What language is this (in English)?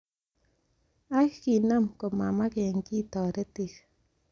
Kalenjin